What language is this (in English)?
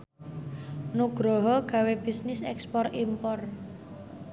Javanese